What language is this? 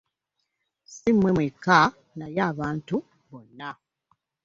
Ganda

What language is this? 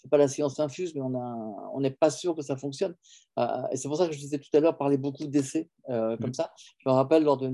French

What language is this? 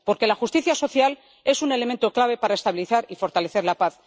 Spanish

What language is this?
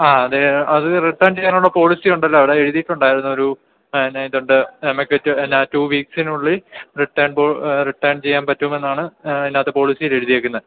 Malayalam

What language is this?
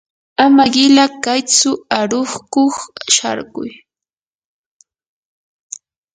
Yanahuanca Pasco Quechua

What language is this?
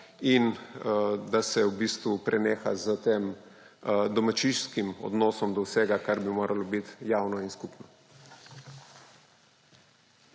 Slovenian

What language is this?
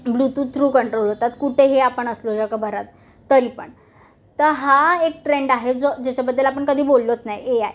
Marathi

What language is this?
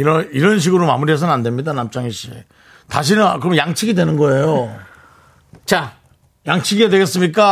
Korean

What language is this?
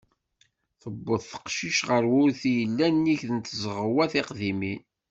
Kabyle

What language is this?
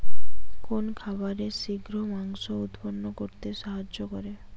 Bangla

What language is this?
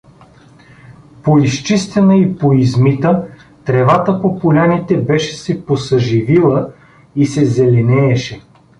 Bulgarian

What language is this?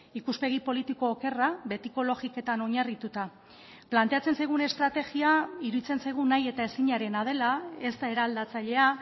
Basque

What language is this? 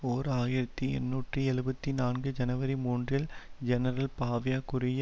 Tamil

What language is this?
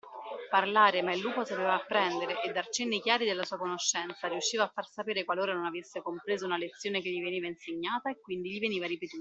Italian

